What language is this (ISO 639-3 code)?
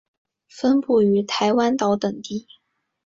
zho